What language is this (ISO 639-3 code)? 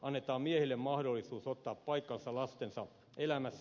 fin